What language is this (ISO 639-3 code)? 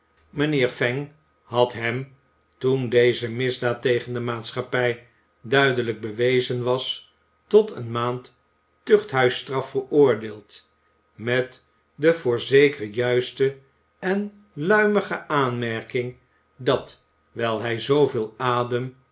nld